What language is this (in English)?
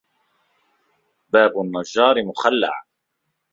Arabic